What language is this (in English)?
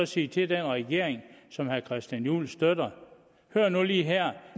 Danish